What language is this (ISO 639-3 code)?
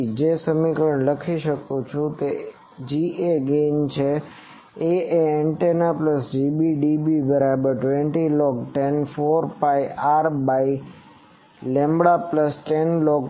guj